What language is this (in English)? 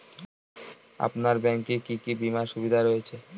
Bangla